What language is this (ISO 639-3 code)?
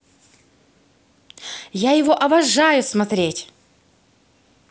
rus